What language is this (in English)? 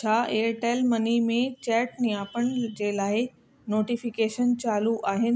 Sindhi